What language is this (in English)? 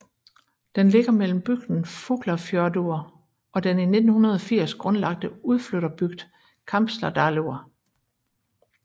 Danish